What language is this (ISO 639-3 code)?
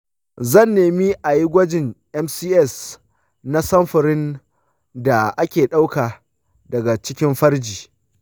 hau